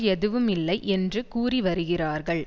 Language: Tamil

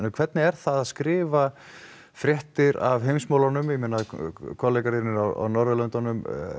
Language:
Icelandic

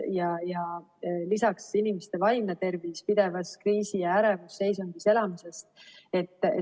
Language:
Estonian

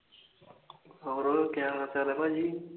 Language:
Punjabi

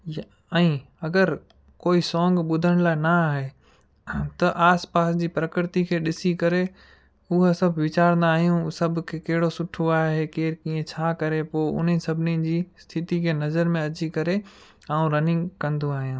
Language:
Sindhi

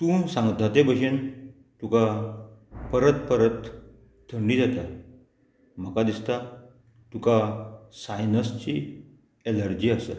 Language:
Konkani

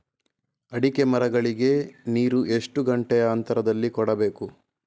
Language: Kannada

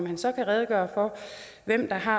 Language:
Danish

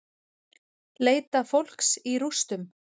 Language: Icelandic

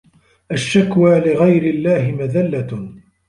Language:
Arabic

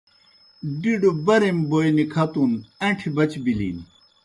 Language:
Kohistani Shina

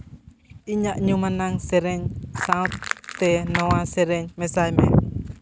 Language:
Santali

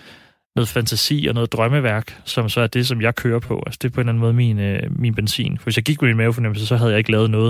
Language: Danish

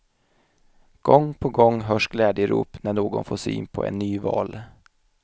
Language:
Swedish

